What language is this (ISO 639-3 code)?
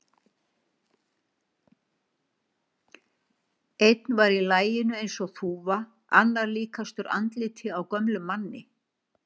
isl